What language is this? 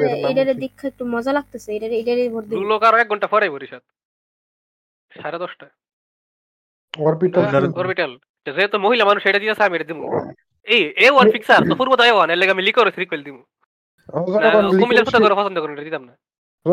Bangla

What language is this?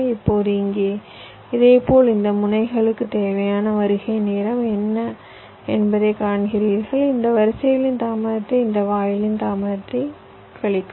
Tamil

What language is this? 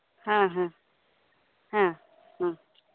Santali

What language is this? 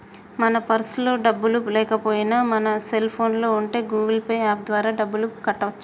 Telugu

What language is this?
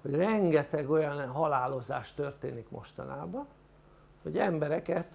Hungarian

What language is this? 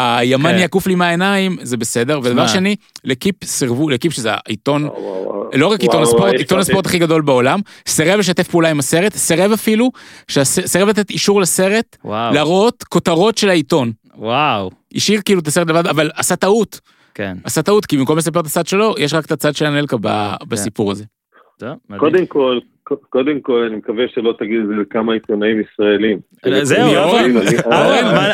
Hebrew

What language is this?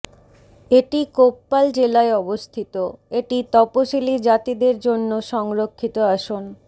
Bangla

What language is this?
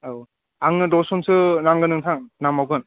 Bodo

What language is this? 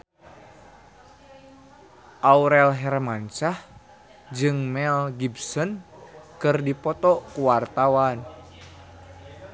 Sundanese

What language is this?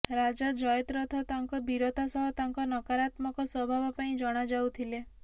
Odia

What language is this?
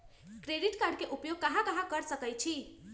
Magahi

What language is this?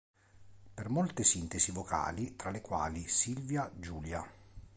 Italian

